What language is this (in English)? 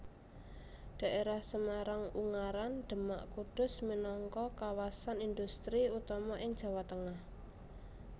Javanese